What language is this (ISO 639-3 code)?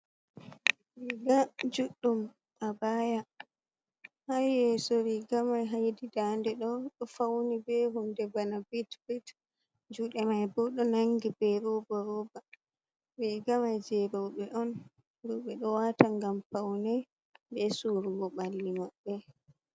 ful